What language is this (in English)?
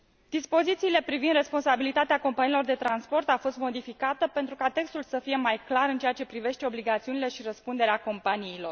Romanian